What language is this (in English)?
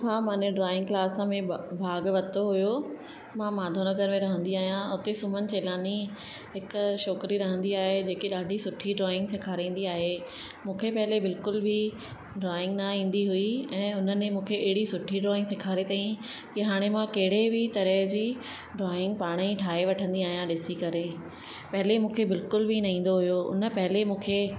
Sindhi